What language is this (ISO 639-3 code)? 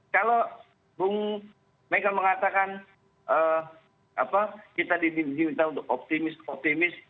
ind